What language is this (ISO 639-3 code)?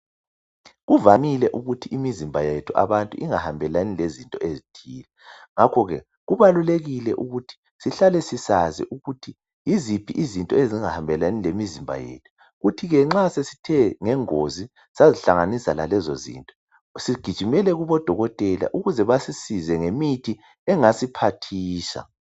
nde